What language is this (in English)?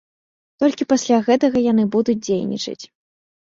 Belarusian